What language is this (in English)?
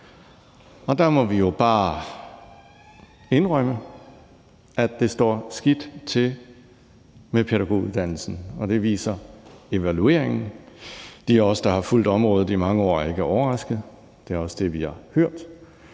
Danish